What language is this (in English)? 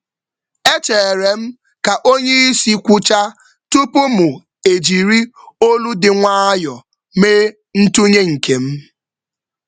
Igbo